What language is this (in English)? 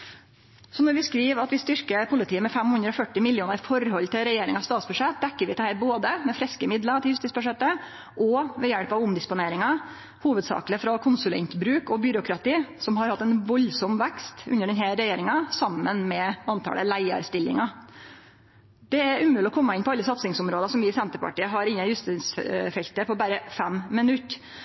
Norwegian Nynorsk